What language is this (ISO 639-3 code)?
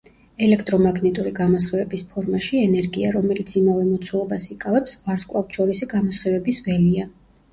kat